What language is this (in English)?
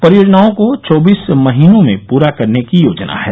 Hindi